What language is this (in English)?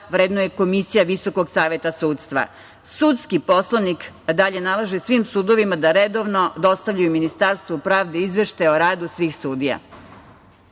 Serbian